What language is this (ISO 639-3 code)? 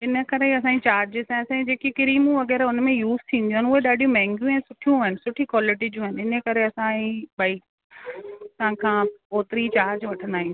snd